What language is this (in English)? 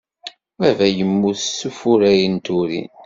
Kabyle